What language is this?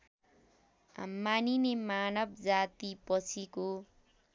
Nepali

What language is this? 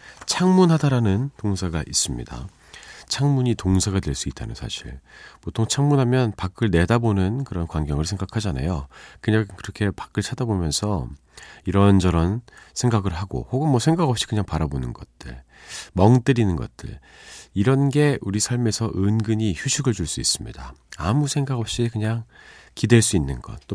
Korean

